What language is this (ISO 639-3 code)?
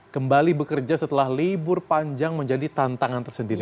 ind